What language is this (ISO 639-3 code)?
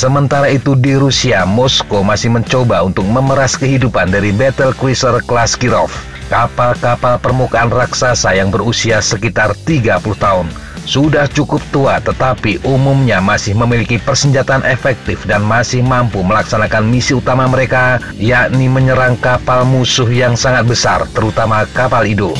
ind